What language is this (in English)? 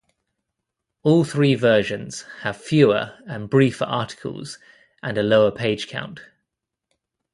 English